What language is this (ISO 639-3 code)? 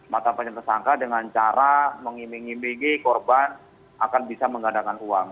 ind